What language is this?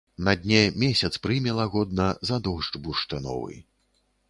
Belarusian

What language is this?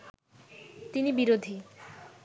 Bangla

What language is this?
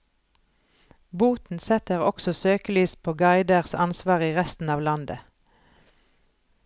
Norwegian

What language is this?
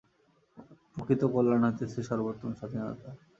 Bangla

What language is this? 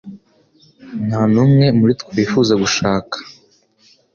Kinyarwanda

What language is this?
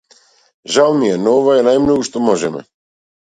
Macedonian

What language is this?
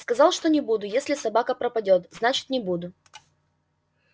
Russian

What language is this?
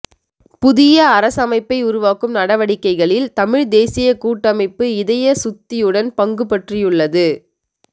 Tamil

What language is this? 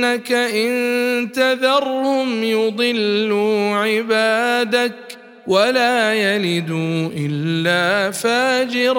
Arabic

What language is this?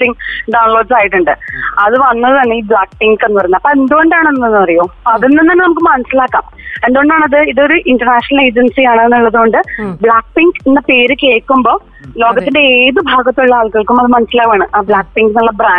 Malayalam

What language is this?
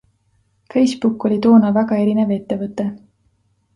Estonian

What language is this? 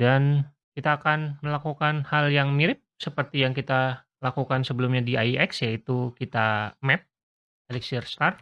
Indonesian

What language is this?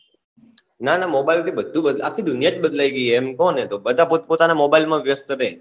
Gujarati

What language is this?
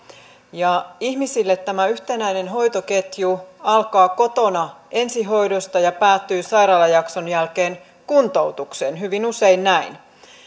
Finnish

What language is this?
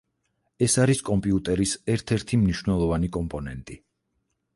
Georgian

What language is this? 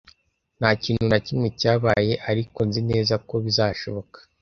Kinyarwanda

